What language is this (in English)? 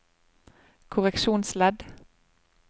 Norwegian